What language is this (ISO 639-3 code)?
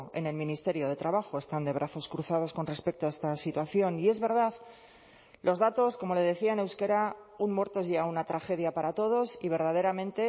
spa